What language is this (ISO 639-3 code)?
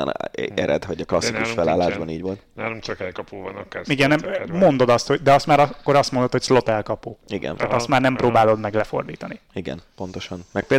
hun